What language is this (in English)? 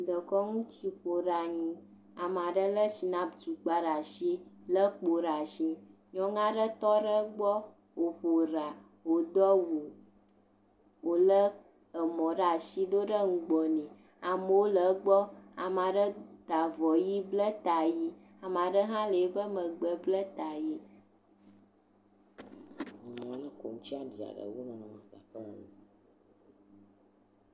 Ewe